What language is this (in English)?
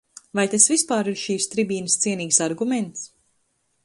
Latvian